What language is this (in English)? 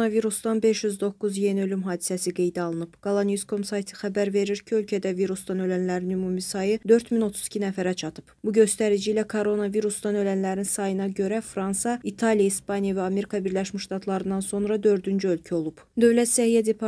Turkish